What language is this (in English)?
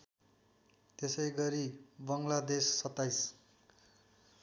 Nepali